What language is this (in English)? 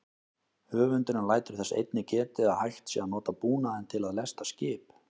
Icelandic